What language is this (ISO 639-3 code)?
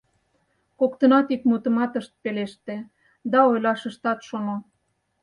chm